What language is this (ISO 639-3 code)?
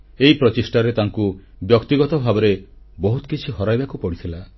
ori